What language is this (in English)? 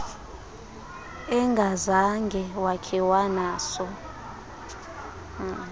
Xhosa